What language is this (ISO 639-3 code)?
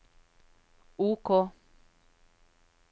nor